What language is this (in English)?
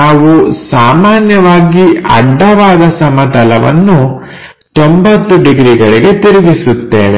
Kannada